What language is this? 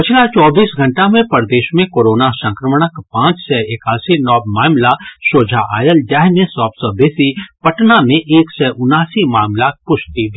Maithili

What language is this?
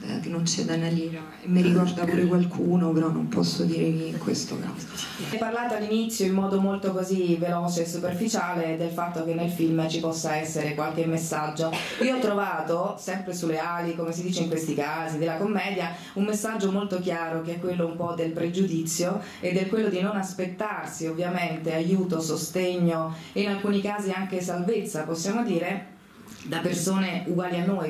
Italian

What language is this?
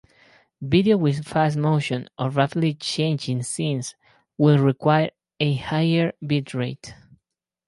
English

